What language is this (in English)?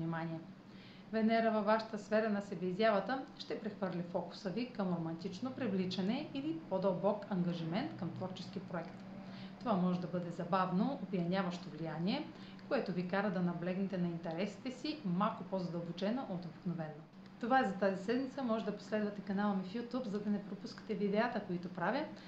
Bulgarian